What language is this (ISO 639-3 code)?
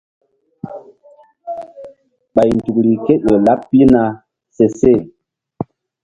mdd